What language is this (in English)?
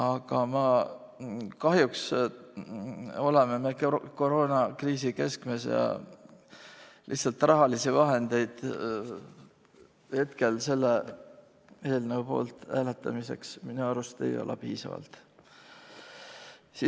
Estonian